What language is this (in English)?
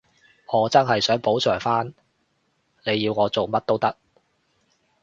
Cantonese